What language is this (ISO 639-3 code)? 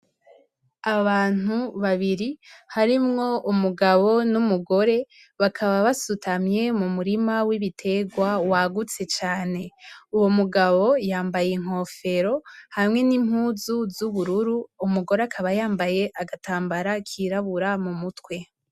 run